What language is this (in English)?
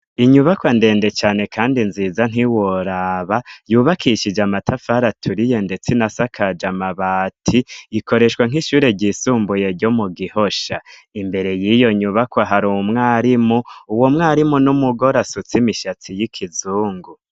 Rundi